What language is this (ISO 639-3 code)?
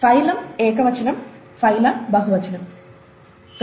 tel